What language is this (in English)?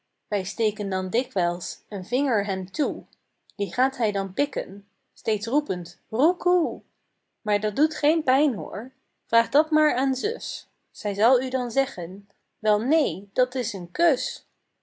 Dutch